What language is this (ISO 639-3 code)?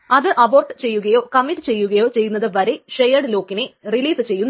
mal